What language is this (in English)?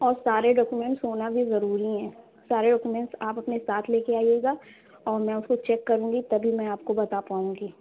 Urdu